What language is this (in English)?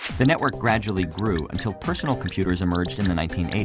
English